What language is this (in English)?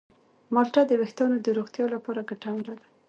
Pashto